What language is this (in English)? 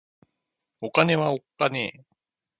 Japanese